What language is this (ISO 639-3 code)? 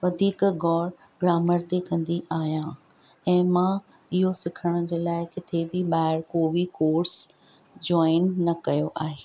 snd